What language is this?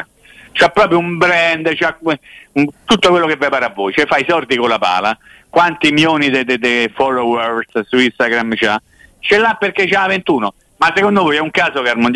Italian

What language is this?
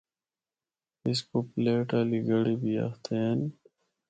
Northern Hindko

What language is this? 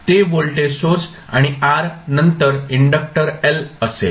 Marathi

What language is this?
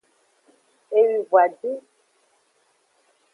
Aja (Benin)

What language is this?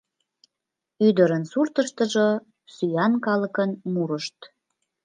Mari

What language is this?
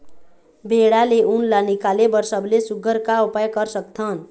Chhattisgarhi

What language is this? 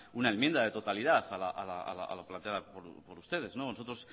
Spanish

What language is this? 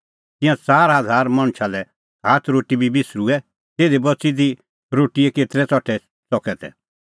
Kullu Pahari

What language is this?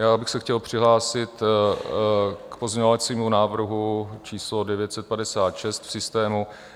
Czech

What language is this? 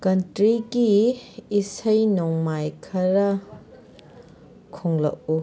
Manipuri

